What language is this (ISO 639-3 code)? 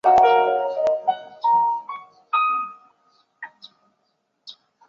zho